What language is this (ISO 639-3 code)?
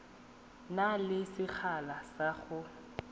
tsn